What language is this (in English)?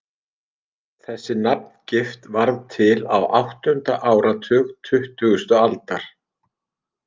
Icelandic